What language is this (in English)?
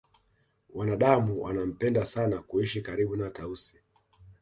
Swahili